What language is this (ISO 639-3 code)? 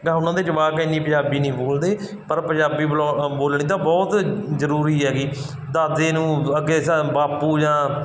pan